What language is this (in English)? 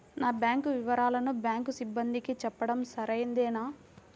Telugu